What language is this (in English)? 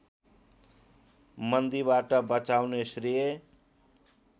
Nepali